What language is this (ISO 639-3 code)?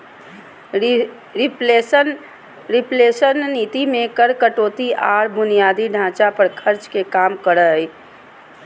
mag